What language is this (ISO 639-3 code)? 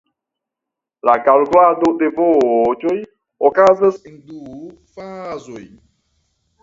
epo